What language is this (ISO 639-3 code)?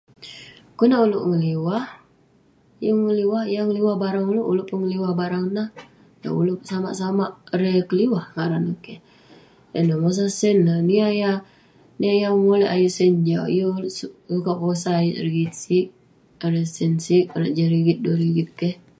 pne